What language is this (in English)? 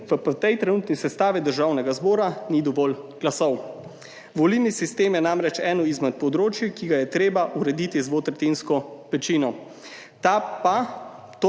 Slovenian